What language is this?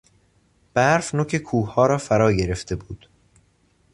Persian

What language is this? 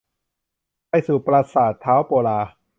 Thai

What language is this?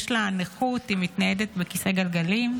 Hebrew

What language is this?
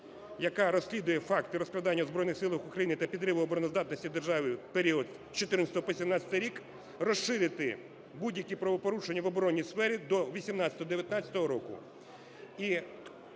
Ukrainian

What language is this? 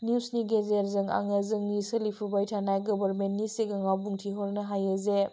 Bodo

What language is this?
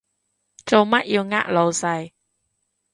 Cantonese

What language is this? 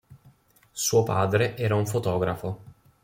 Italian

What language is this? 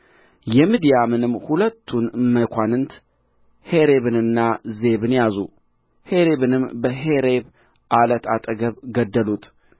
Amharic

